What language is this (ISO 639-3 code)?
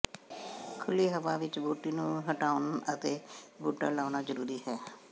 pan